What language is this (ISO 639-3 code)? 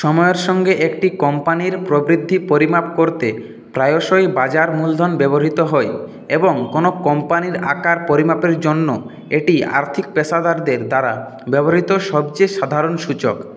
ben